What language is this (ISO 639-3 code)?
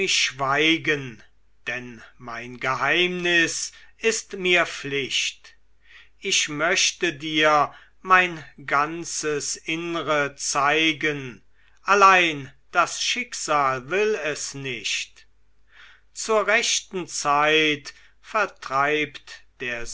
deu